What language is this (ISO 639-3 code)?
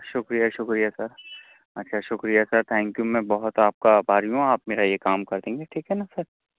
urd